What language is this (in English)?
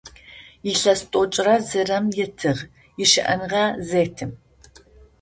Adyghe